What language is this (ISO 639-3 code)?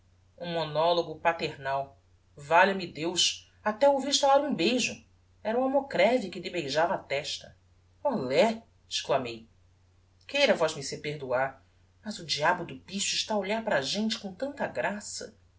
por